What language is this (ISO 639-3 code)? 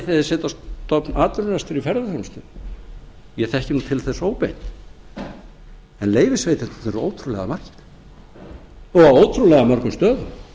isl